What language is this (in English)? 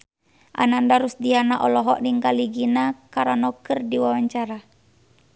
Sundanese